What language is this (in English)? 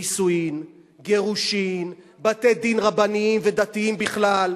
Hebrew